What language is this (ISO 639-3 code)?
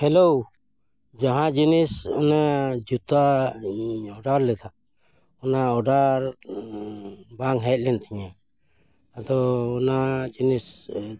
sat